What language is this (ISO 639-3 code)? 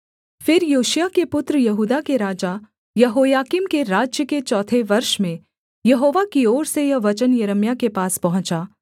hin